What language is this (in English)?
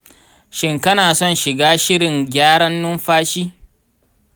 Hausa